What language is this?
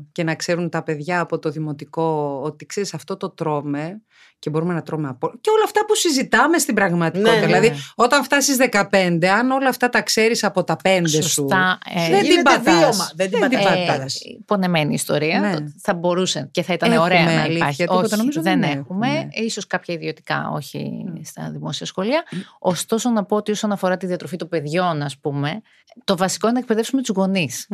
Greek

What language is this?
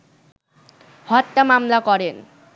Bangla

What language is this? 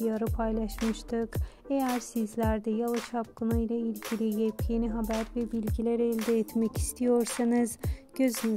Turkish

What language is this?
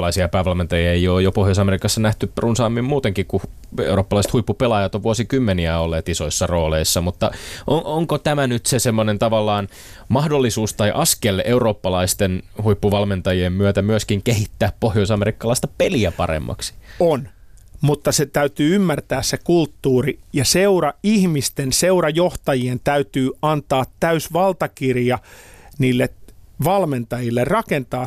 Finnish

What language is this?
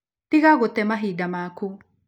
Kikuyu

